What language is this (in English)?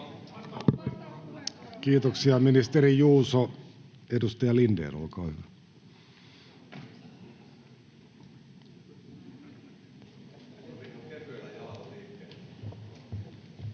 Finnish